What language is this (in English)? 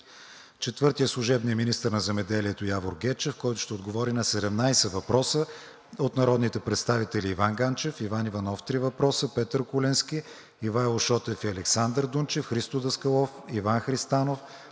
Bulgarian